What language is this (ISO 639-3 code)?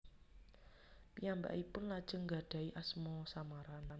jav